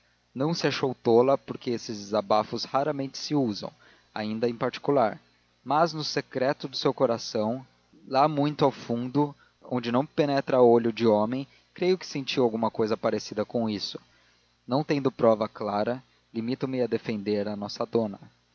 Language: Portuguese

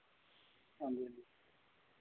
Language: Dogri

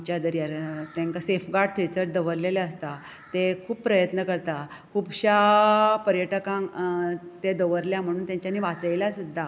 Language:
Konkani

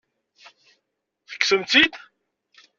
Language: Kabyle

